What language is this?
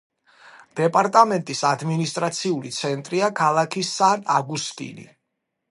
Georgian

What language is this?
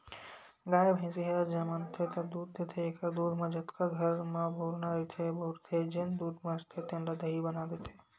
Chhattisgarhi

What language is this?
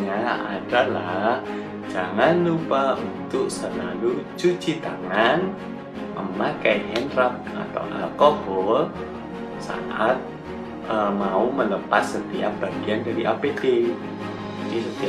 Indonesian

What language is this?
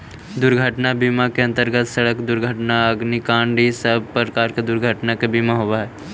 Magahi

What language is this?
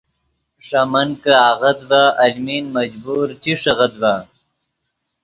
Yidgha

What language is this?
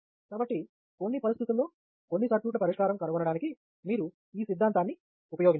Telugu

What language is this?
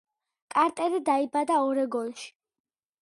Georgian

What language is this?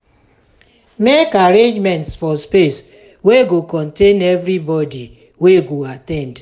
Nigerian Pidgin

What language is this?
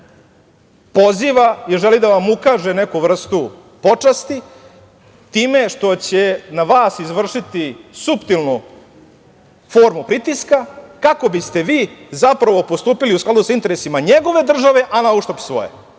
Serbian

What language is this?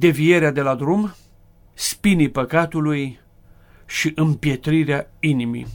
Romanian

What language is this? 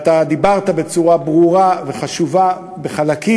Hebrew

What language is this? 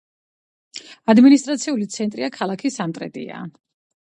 Georgian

